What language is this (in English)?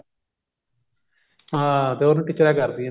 Punjabi